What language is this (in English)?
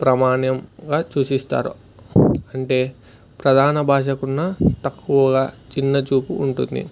Telugu